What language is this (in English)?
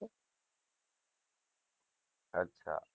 Gujarati